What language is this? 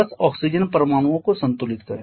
Hindi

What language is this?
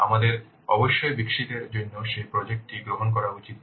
Bangla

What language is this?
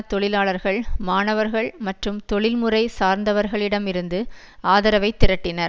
Tamil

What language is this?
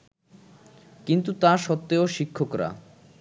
Bangla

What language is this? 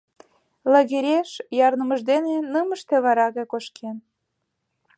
Mari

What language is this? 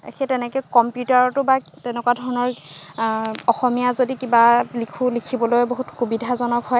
Assamese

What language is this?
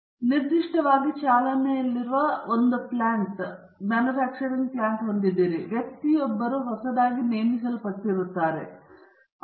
Kannada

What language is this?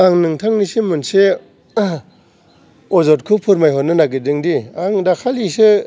Bodo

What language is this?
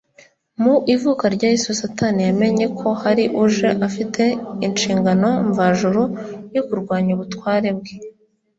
Kinyarwanda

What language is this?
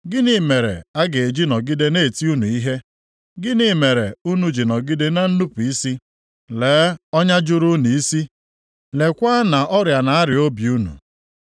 Igbo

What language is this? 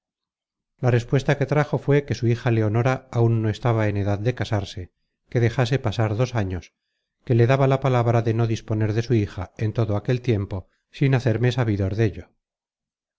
Spanish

